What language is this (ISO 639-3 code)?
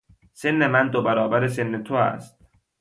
fas